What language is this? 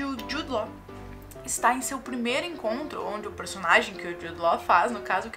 Portuguese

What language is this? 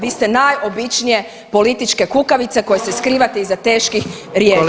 Croatian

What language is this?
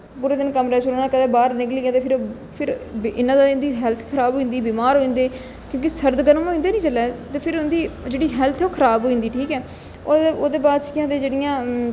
Dogri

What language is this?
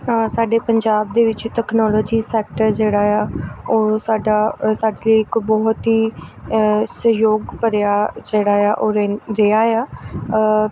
Punjabi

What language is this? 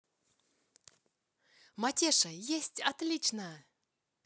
Russian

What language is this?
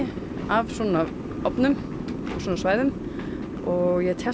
Icelandic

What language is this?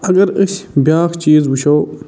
Kashmiri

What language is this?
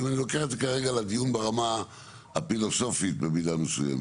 Hebrew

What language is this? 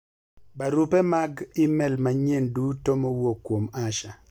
Luo (Kenya and Tanzania)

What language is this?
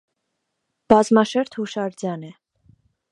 Armenian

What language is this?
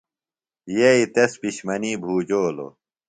Phalura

